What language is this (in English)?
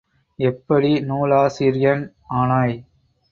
Tamil